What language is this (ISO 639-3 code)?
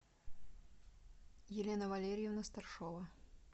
rus